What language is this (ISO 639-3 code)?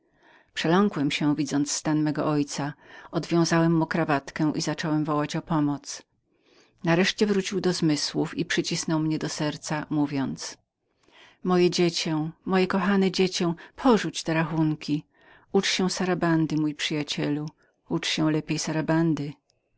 pol